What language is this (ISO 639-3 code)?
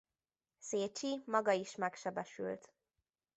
hun